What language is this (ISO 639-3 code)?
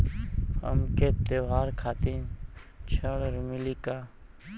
bho